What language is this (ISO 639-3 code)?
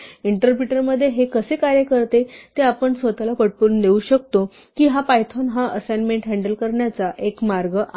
mar